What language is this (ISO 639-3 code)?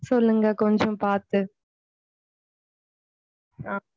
tam